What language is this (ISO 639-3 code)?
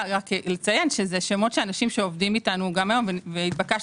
heb